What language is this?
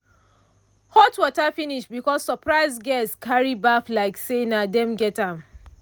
Nigerian Pidgin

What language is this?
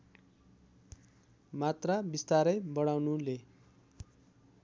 Nepali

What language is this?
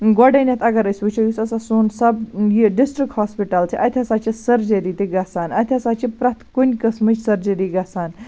Kashmiri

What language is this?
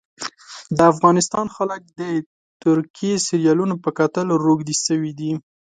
Pashto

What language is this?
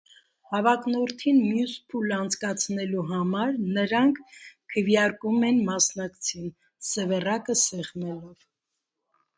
Armenian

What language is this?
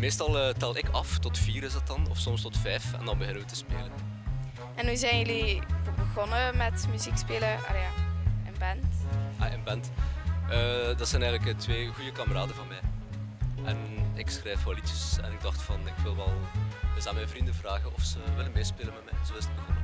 Dutch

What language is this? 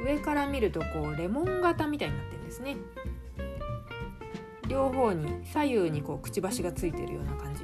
Japanese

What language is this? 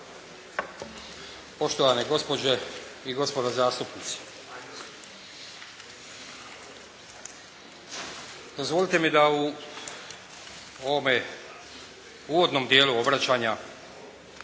Croatian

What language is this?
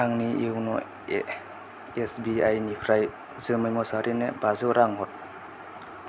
Bodo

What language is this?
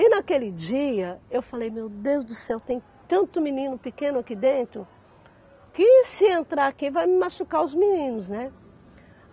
Portuguese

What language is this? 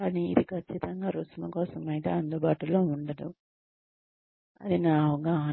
Telugu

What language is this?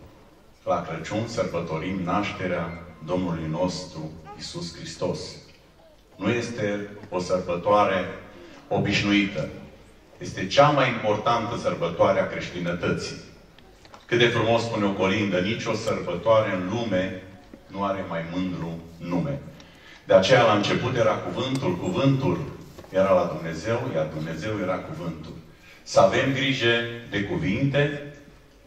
Romanian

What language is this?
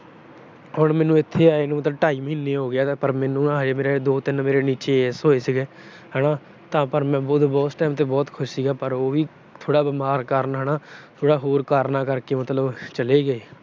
Punjabi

